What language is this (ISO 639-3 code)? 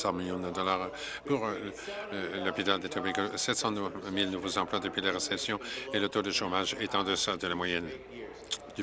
fra